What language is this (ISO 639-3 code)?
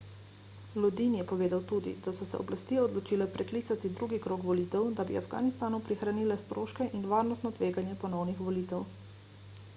slv